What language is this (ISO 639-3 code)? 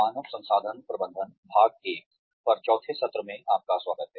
hin